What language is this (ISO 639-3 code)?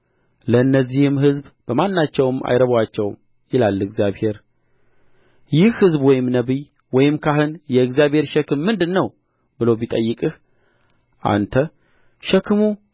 amh